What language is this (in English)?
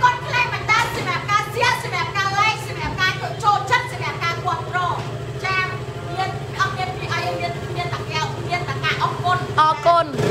Thai